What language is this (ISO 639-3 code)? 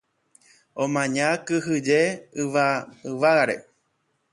grn